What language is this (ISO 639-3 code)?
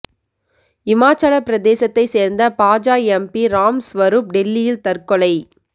tam